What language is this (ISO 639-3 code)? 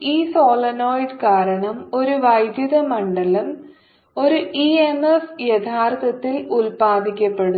mal